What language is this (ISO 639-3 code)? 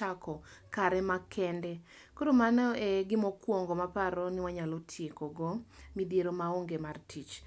luo